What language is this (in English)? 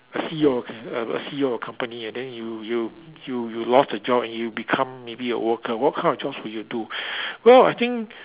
English